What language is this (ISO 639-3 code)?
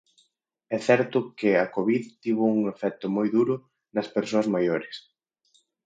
glg